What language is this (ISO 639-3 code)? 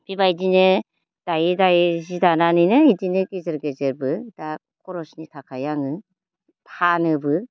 brx